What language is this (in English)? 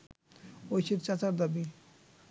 Bangla